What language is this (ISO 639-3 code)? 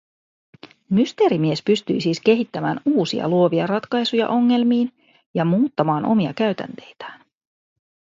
fin